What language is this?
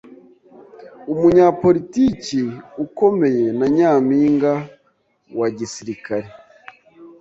Kinyarwanda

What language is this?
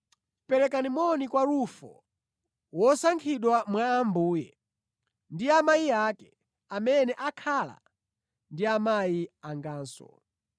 Nyanja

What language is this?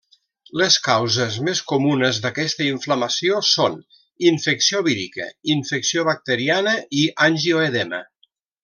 Catalan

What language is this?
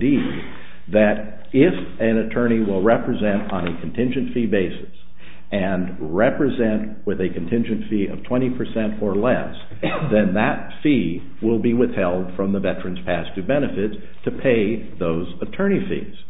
English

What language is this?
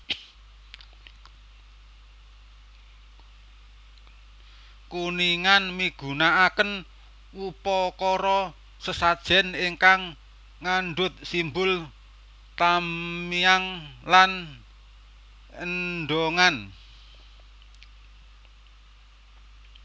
Javanese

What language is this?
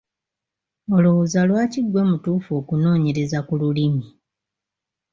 Ganda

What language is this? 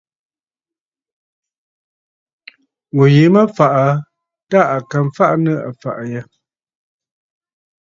Bafut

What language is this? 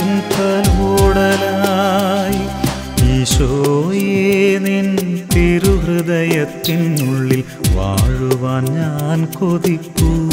Malayalam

